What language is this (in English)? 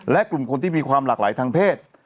Thai